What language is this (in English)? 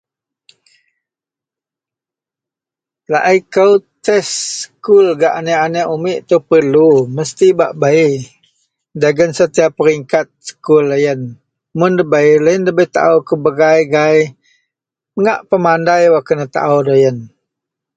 Central Melanau